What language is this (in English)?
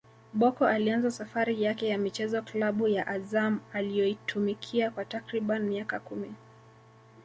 Swahili